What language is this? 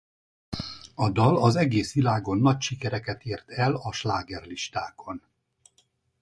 Hungarian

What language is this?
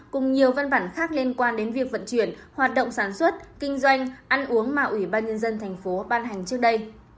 Vietnamese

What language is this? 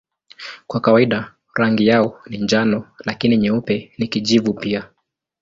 Swahili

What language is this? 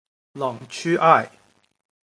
Chinese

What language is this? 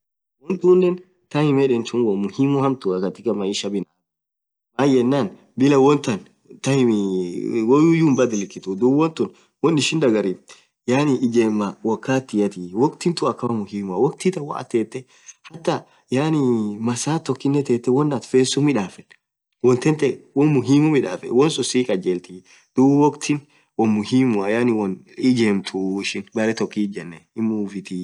Orma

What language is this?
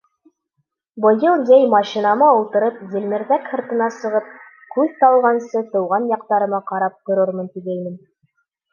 Bashkir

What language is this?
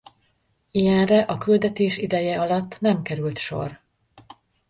Hungarian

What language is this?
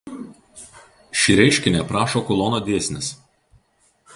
Lithuanian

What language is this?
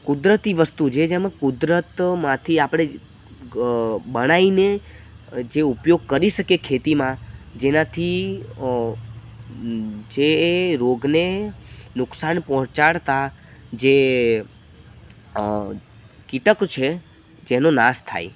Gujarati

